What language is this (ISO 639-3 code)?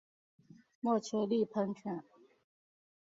zho